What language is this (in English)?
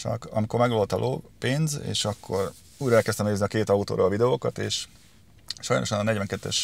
Hungarian